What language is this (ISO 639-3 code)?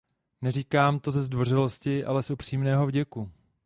ces